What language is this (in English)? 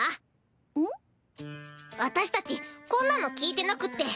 Japanese